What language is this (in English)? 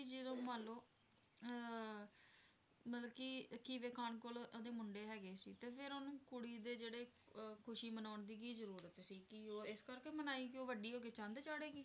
Punjabi